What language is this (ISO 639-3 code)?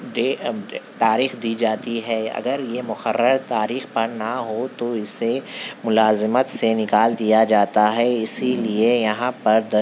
urd